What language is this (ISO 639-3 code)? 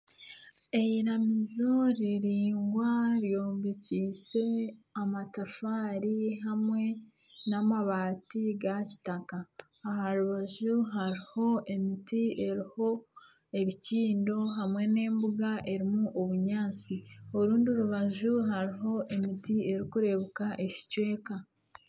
nyn